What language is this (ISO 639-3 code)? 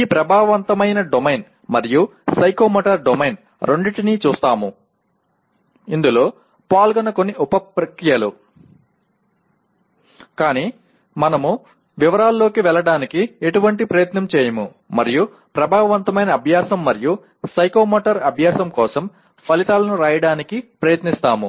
tel